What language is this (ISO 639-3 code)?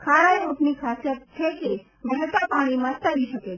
guj